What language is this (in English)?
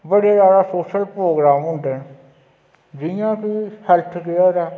Dogri